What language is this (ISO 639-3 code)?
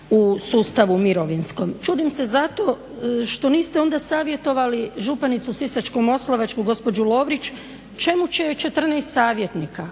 hrv